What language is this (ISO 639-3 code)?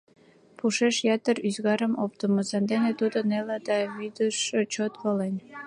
chm